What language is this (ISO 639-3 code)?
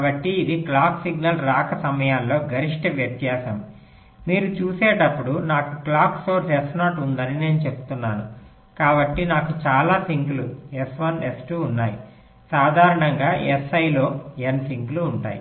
tel